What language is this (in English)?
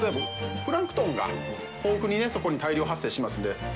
Japanese